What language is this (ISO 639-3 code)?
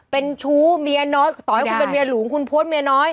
tha